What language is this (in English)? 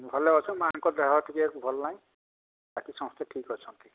Odia